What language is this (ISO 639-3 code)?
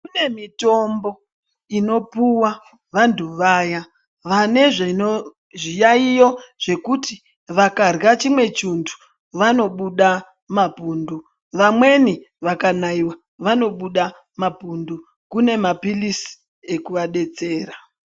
ndc